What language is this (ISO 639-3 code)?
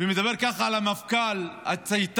heb